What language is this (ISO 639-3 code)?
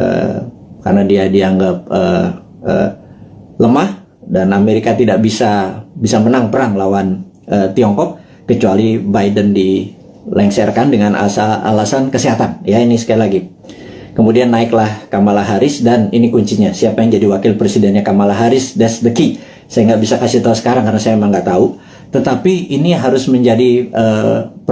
ind